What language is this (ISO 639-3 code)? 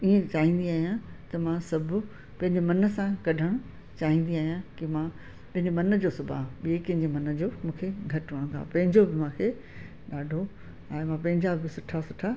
snd